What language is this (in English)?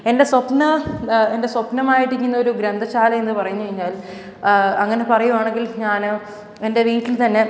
Malayalam